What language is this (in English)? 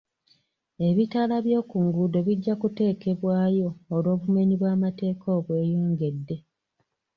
Ganda